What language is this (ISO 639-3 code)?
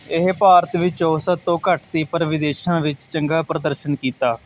pan